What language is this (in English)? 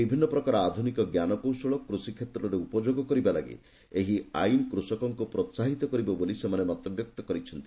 Odia